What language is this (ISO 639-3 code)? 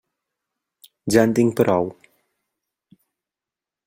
cat